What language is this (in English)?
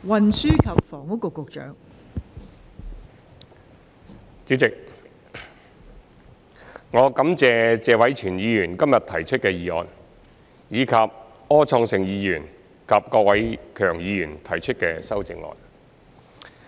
Cantonese